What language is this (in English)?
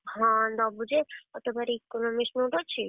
Odia